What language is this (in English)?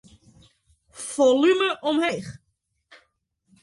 Western Frisian